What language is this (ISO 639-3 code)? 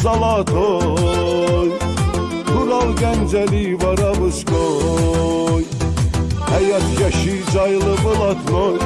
tur